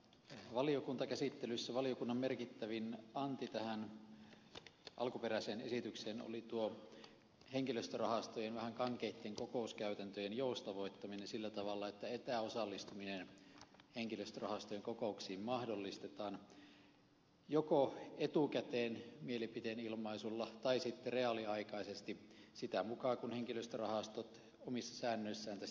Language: Finnish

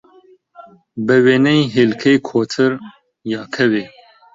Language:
Central Kurdish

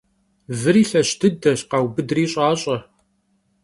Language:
Kabardian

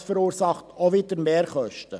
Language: Swiss German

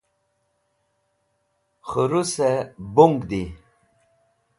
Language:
Wakhi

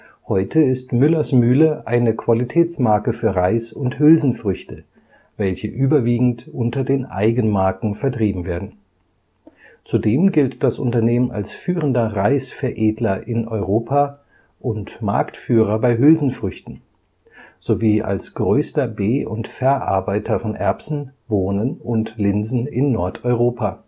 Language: German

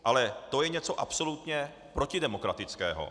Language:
Czech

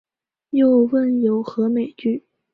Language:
Chinese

